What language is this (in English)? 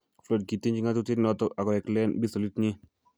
Kalenjin